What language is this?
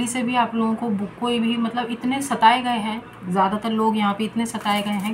Hindi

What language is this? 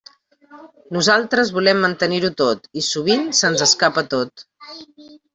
Catalan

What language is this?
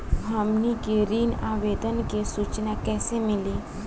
Bhojpuri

